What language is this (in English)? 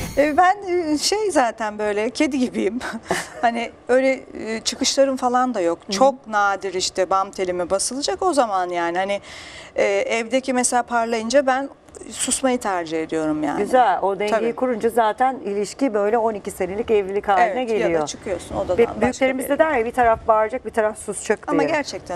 Turkish